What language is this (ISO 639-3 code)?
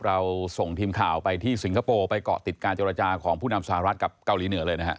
tha